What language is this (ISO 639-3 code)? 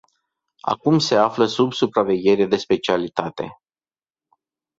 ron